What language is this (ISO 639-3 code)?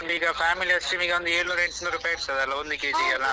kan